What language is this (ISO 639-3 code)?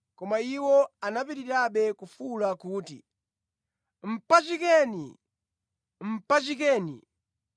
nya